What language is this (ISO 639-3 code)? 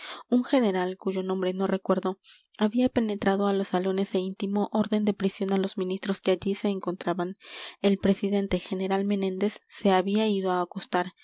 spa